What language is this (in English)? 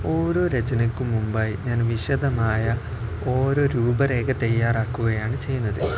Malayalam